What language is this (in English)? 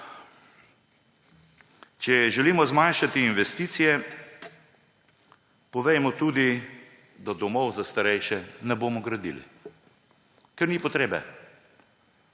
Slovenian